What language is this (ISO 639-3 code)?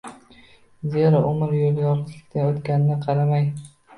uzb